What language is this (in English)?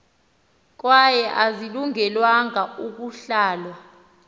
Xhosa